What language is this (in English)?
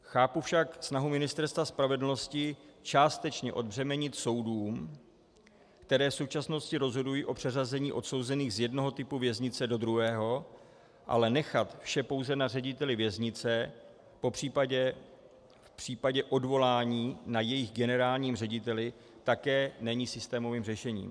Czech